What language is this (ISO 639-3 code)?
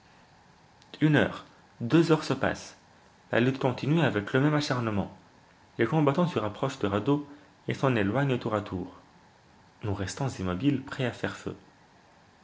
fra